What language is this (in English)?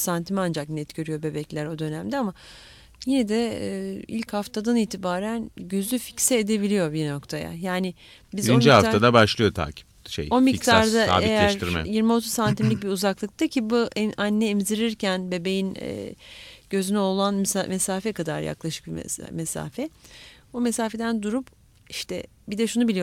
Turkish